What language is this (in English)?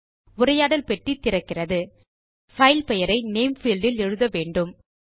Tamil